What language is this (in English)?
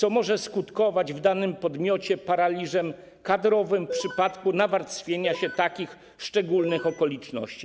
Polish